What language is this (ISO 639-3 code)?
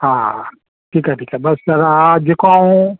snd